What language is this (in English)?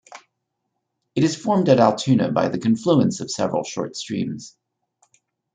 English